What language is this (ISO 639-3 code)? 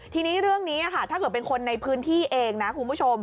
tha